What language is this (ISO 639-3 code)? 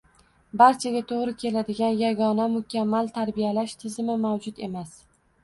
uzb